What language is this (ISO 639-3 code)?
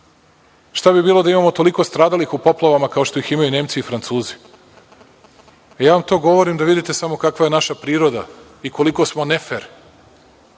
srp